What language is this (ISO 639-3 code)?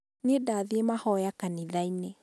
kik